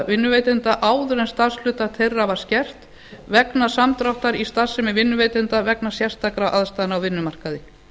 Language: Icelandic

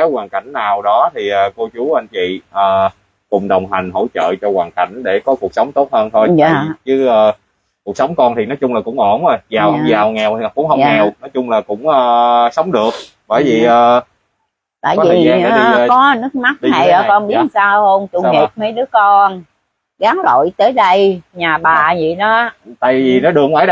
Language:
Vietnamese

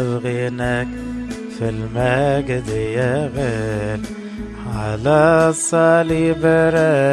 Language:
Arabic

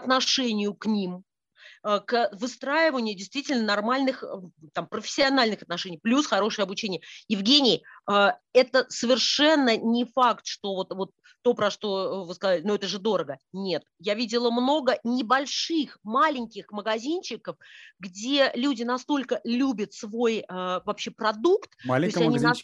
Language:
Russian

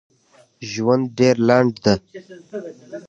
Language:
Pashto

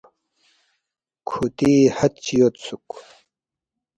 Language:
Balti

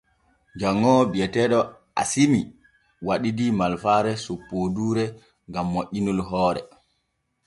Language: Borgu Fulfulde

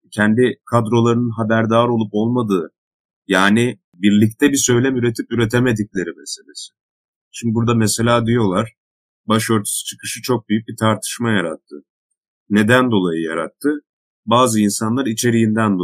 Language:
Turkish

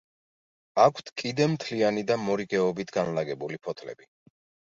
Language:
Georgian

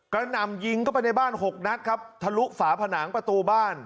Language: Thai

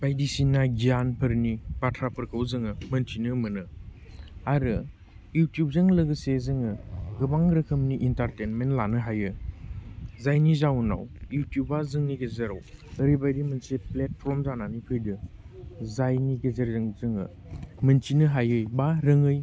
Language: Bodo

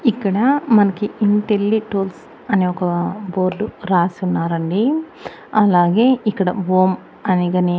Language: Telugu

